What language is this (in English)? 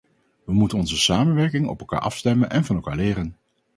Dutch